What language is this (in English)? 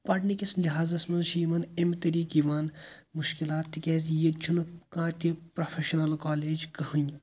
Kashmiri